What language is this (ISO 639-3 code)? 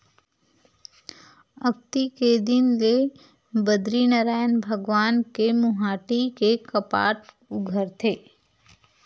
hne